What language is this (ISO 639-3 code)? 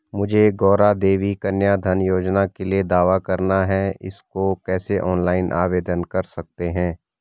hin